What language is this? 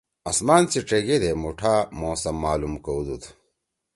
Torwali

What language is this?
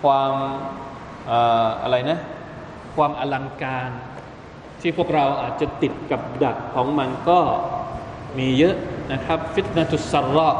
Thai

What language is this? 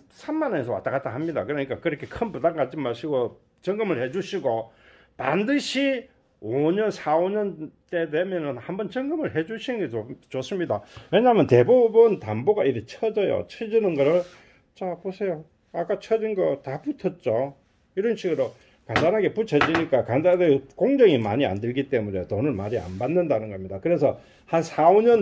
Korean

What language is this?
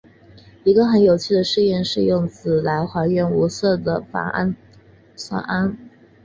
Chinese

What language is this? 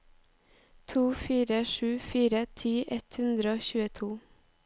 Norwegian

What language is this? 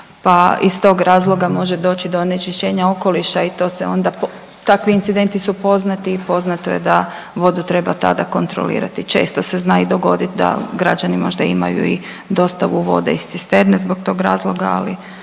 Croatian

